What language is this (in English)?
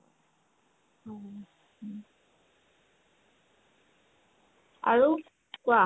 Assamese